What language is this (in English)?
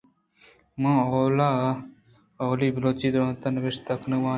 Eastern Balochi